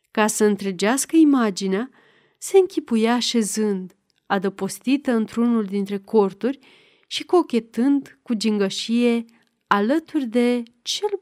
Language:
Romanian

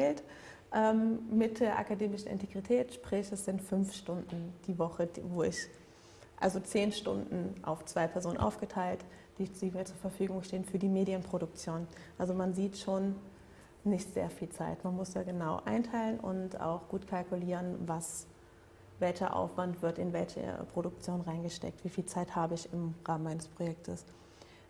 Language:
German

